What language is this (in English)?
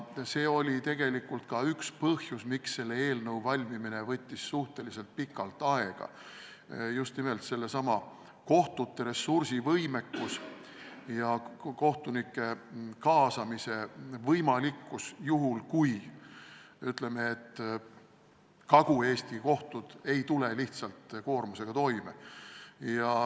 Estonian